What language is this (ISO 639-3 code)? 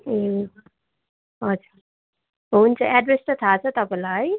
nep